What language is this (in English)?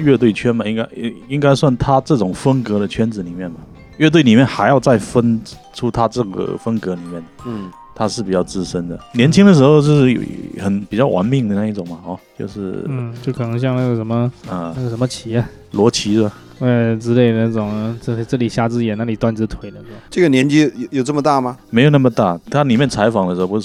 Chinese